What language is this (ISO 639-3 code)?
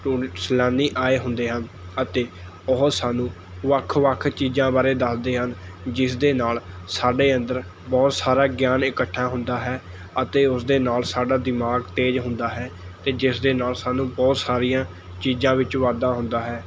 pan